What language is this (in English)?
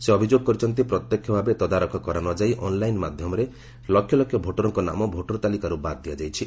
Odia